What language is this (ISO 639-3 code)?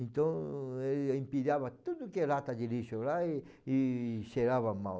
por